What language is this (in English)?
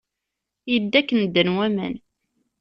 Kabyle